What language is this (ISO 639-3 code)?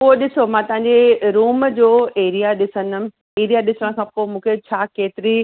snd